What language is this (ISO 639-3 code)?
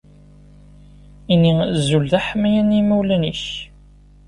kab